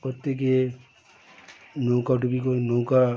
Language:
Bangla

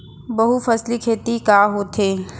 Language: Chhattisgarhi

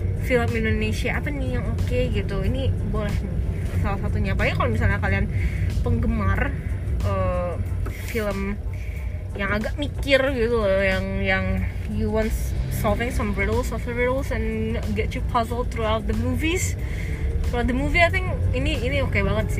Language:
Indonesian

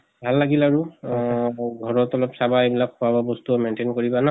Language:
Assamese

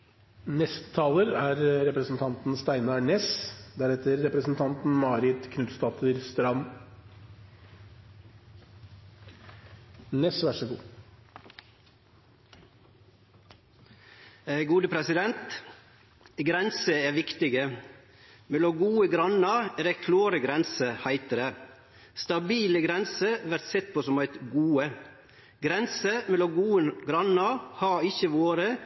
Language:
Norwegian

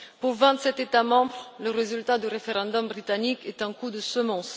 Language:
French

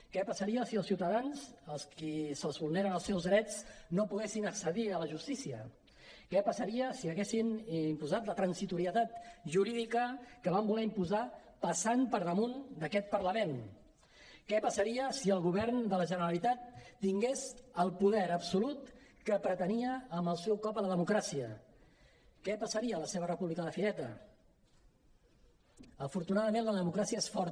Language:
Catalan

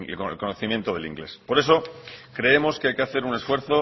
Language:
Spanish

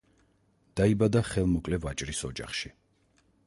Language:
Georgian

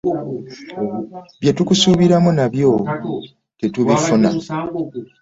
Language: Ganda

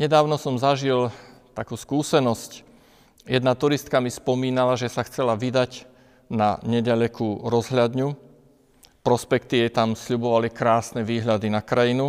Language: Slovak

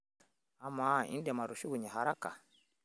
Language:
Masai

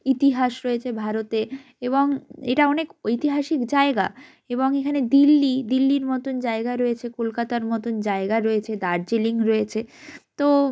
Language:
Bangla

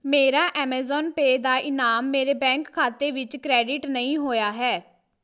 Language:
Punjabi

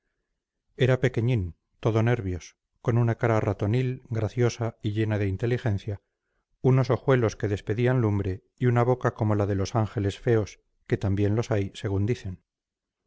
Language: Spanish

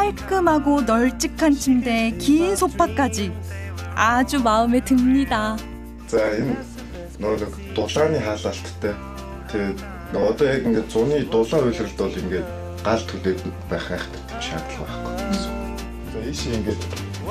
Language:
Korean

